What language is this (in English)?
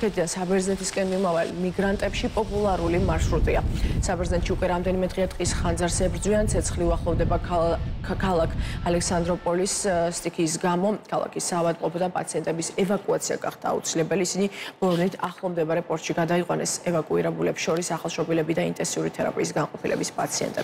Russian